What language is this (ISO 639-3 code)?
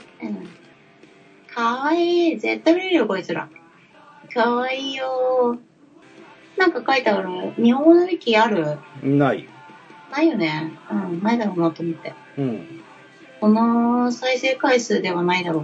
jpn